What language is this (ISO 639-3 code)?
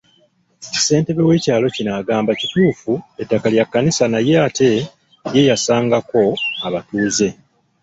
lug